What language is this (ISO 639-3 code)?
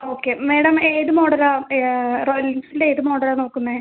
mal